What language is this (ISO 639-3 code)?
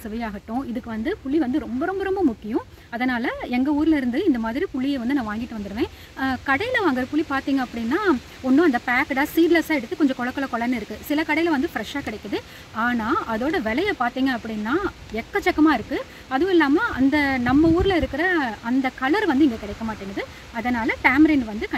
tam